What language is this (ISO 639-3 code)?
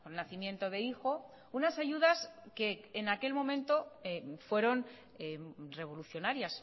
spa